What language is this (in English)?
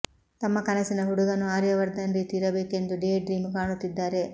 Kannada